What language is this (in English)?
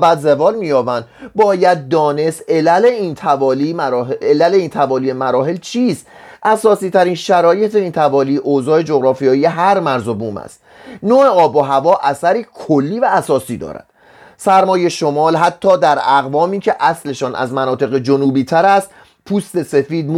Persian